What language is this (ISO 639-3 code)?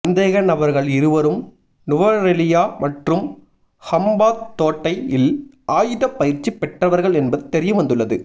tam